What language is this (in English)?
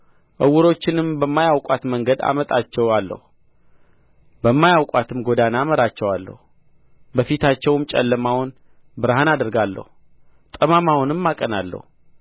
Amharic